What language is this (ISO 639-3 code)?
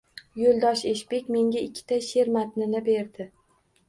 uzb